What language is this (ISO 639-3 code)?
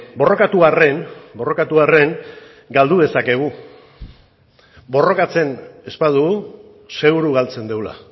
eus